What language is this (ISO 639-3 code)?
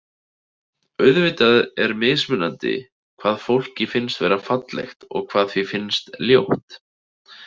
isl